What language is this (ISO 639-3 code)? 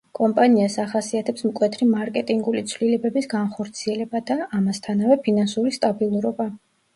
kat